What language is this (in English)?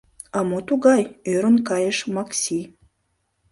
Mari